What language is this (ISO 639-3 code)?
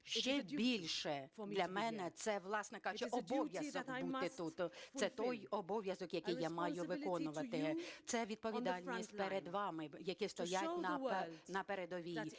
ukr